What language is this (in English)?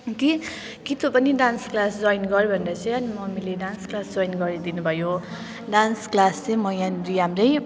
Nepali